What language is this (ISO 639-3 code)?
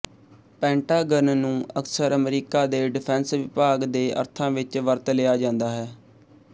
pan